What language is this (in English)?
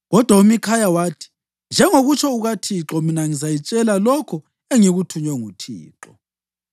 North Ndebele